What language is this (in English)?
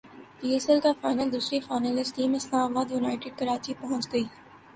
Urdu